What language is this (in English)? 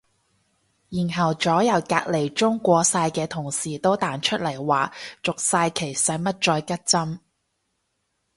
Cantonese